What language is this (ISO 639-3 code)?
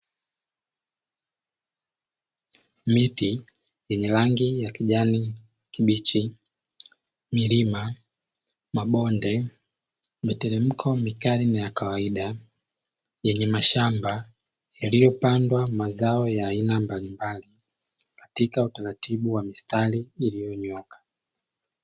swa